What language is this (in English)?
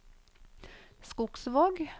Norwegian